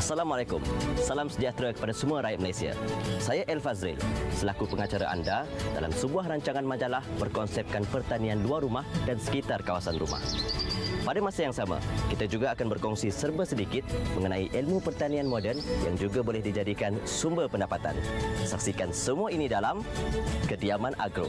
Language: Malay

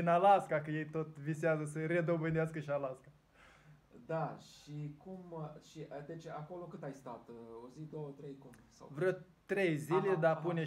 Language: Romanian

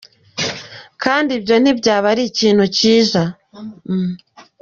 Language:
Kinyarwanda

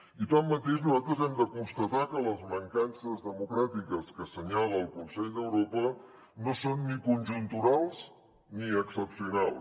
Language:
Catalan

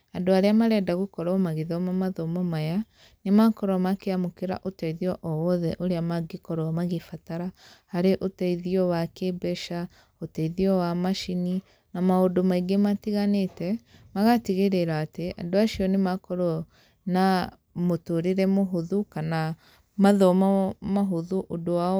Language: Kikuyu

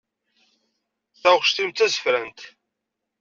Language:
Kabyle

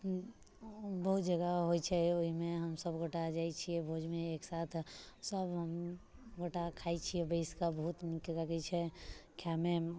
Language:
Maithili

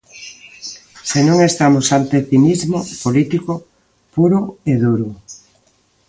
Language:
Galician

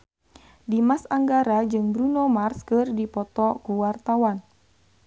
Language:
Sundanese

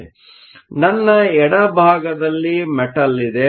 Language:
Kannada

